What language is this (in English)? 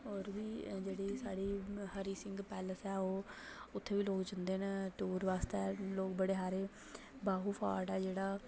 Dogri